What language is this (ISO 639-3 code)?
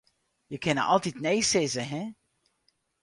fry